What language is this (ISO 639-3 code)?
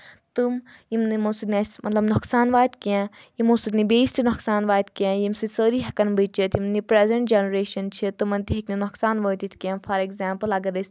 kas